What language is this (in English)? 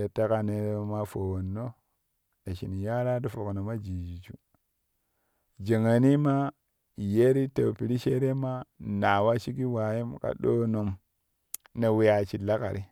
Kushi